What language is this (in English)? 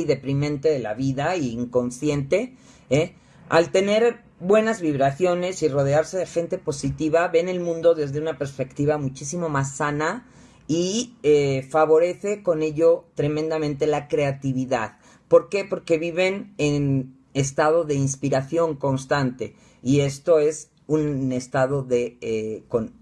Spanish